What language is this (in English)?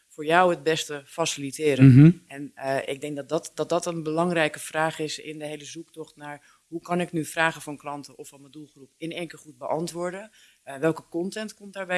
Dutch